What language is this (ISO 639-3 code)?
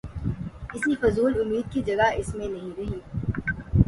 urd